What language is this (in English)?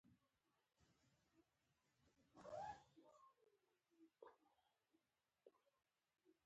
Pashto